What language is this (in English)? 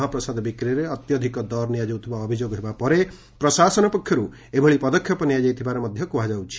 Odia